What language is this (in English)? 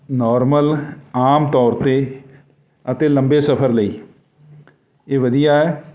Punjabi